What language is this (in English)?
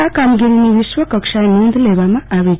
Gujarati